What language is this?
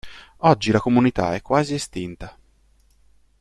Italian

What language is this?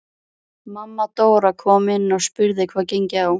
Icelandic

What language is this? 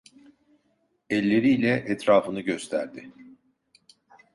Turkish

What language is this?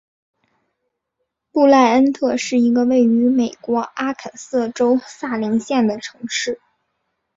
Chinese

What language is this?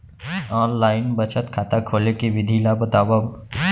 Chhattisgarhi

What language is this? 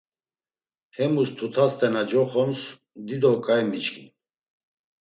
Laz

